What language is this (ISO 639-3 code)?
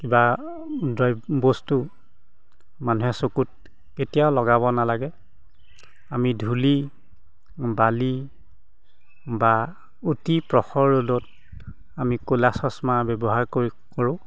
asm